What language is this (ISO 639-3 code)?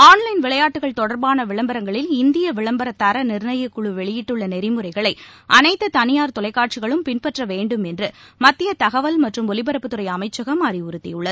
tam